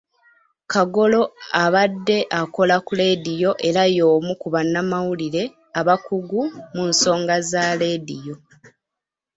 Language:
Ganda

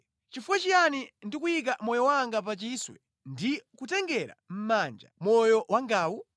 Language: Nyanja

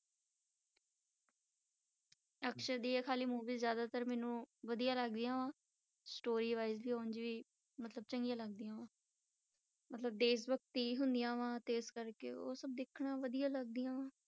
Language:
Punjabi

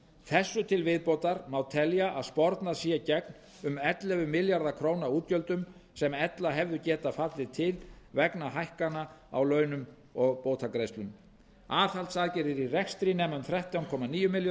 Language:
Icelandic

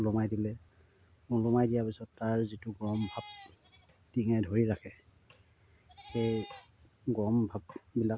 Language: Assamese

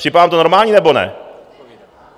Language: Czech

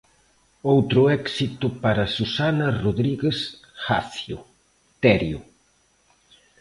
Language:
Galician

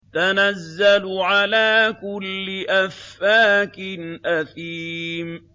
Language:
Arabic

